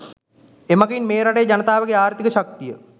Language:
Sinhala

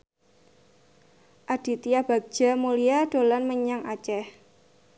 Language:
Javanese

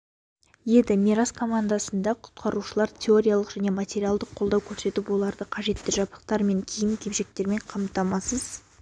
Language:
Kazakh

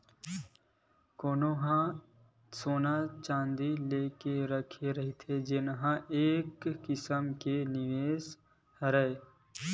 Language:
Chhattisgarhi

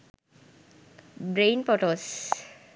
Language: Sinhala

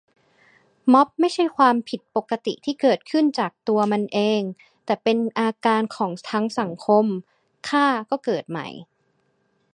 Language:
Thai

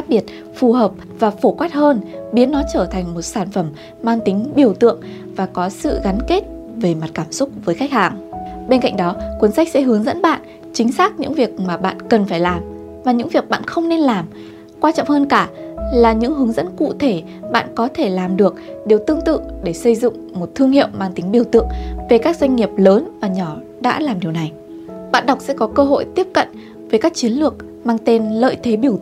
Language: Vietnamese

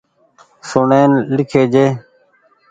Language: Goaria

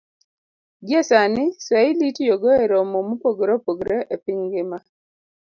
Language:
Luo (Kenya and Tanzania)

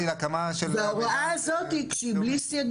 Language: Hebrew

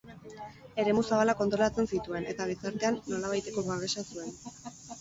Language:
Basque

